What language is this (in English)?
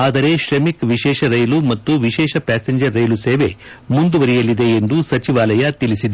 Kannada